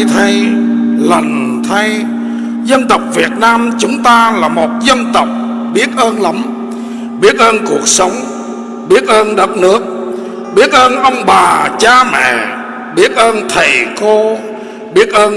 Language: Vietnamese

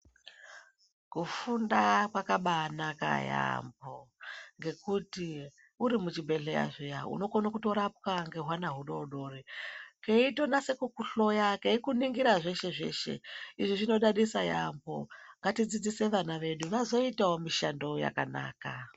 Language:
Ndau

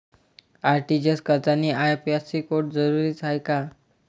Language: Marathi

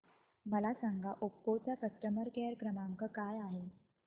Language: Marathi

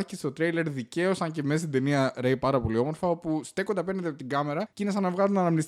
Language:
Greek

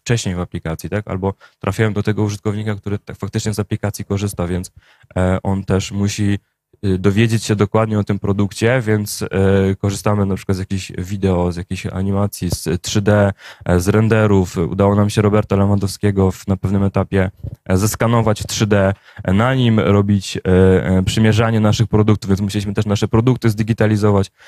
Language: Polish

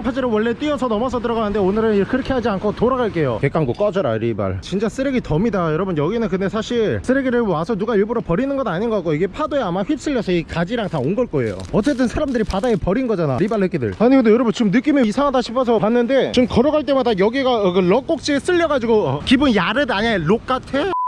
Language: Korean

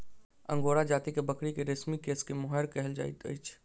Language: Maithili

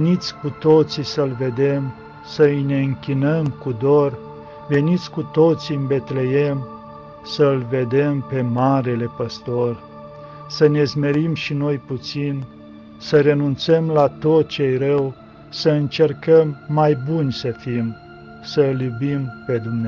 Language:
Romanian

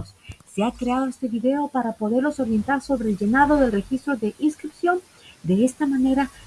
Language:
Spanish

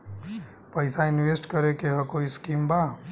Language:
Bhojpuri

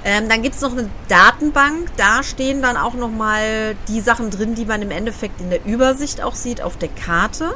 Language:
German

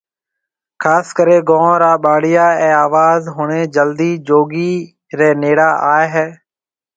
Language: Marwari (Pakistan)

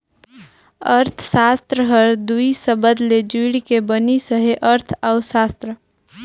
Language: Chhattisgarhi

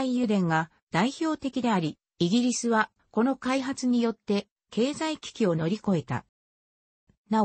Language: Japanese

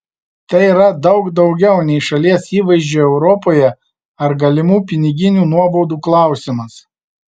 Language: Lithuanian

